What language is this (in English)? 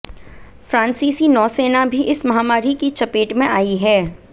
Hindi